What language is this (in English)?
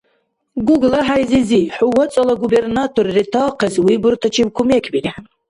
Dargwa